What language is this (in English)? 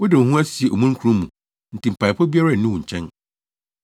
Akan